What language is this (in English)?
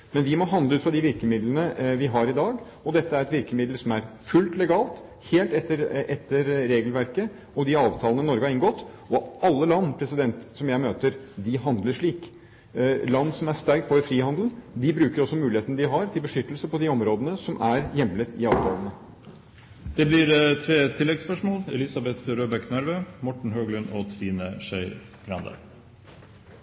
Norwegian Bokmål